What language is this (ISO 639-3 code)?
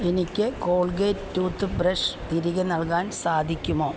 mal